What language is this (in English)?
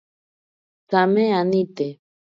Ashéninka Perené